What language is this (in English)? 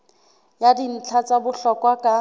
Southern Sotho